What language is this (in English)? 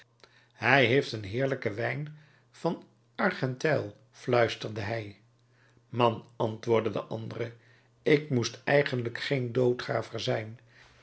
Dutch